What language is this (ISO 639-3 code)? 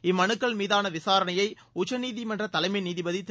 tam